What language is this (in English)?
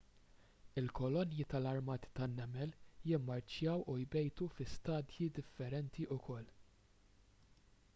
Maltese